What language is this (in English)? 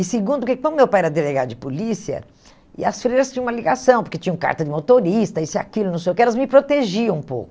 Portuguese